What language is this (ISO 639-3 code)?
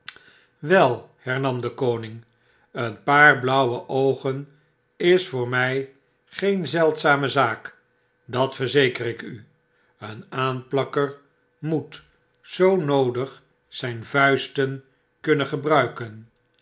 nld